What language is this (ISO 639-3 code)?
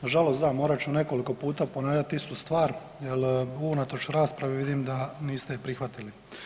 hrv